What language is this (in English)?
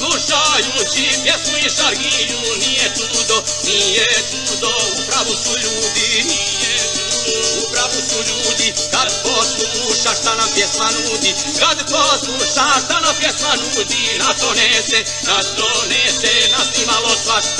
Romanian